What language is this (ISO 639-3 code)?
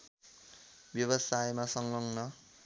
nep